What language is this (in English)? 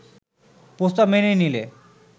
Bangla